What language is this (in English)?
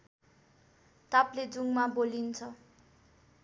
Nepali